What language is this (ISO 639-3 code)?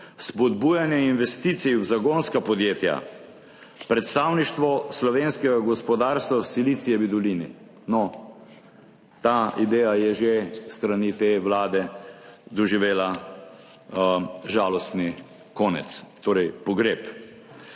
slv